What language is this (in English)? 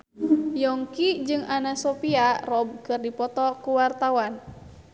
Sundanese